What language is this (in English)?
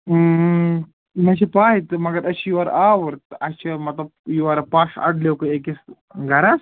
Kashmiri